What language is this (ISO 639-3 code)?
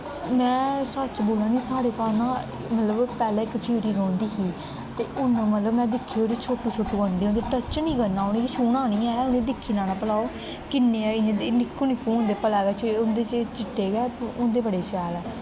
doi